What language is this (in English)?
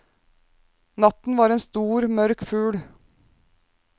Norwegian